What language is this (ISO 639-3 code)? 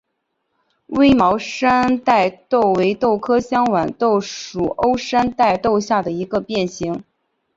zho